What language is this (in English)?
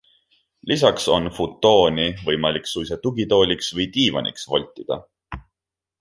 Estonian